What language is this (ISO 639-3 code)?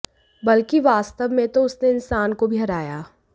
hin